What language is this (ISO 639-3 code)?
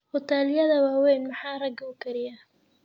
som